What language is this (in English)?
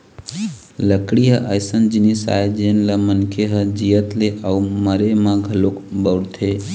Chhattisgarhi